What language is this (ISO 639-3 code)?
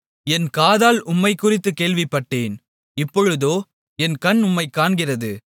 tam